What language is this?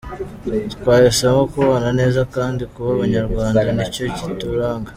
Kinyarwanda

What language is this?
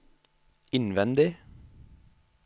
Norwegian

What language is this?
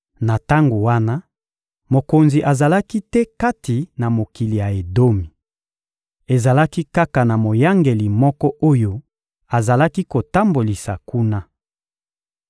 Lingala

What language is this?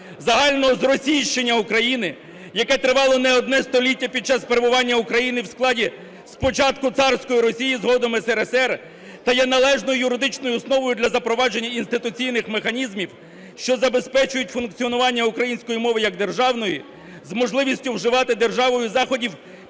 Ukrainian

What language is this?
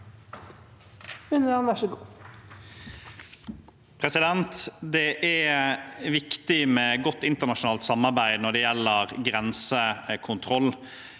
Norwegian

